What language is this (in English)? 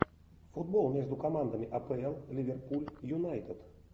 Russian